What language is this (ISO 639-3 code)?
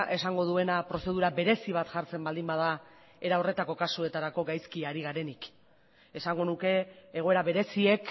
eus